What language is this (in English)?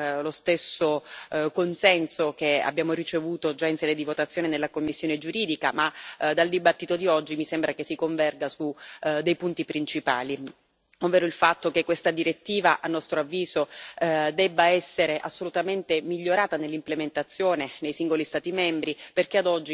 Italian